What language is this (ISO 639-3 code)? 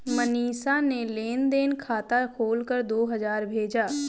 hin